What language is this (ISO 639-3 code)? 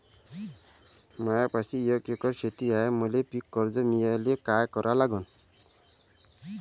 mar